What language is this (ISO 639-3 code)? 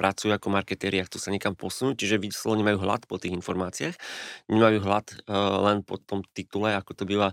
slk